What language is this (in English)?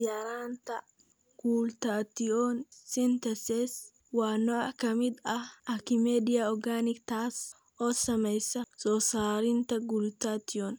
Somali